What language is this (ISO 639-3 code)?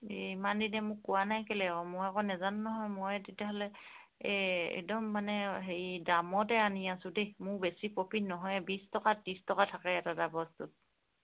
asm